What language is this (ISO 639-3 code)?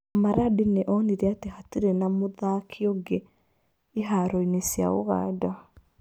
kik